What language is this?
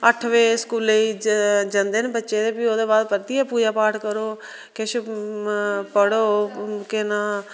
Dogri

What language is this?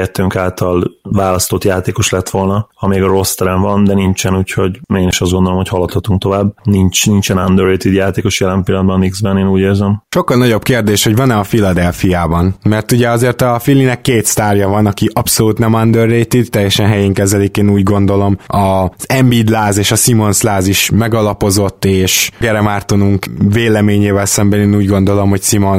Hungarian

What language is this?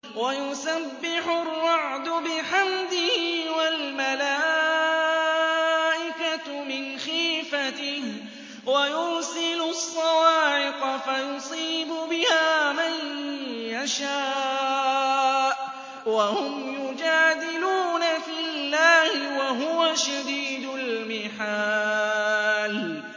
Arabic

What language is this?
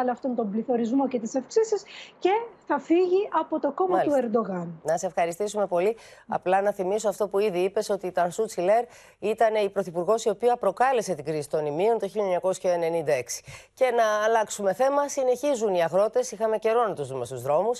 Greek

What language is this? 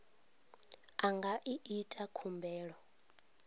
Venda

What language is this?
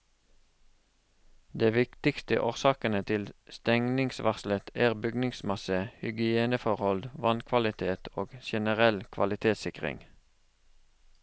Norwegian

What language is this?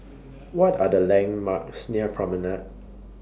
English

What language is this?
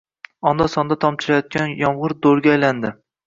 Uzbek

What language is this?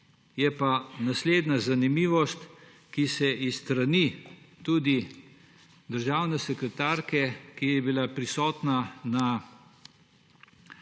Slovenian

